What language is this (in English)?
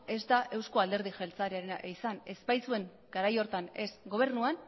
Basque